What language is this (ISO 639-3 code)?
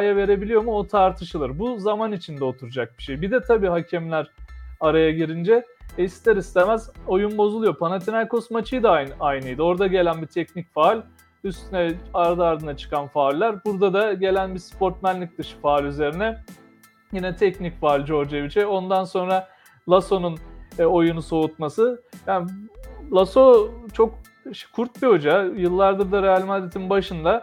tur